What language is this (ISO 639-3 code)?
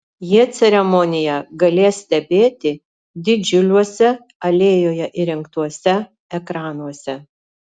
lit